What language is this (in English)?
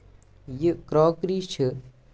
Kashmiri